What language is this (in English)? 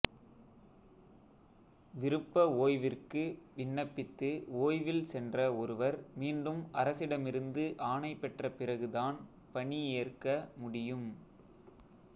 Tamil